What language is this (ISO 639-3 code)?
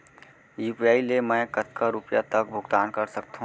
hne